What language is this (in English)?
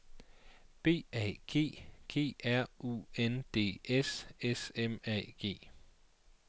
Danish